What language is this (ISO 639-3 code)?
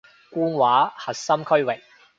yue